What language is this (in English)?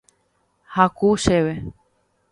Guarani